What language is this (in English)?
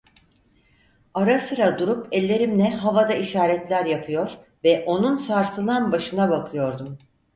Turkish